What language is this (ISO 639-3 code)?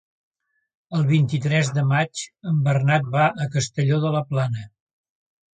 cat